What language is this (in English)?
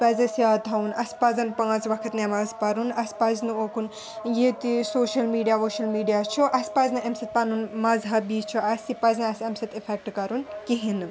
Kashmiri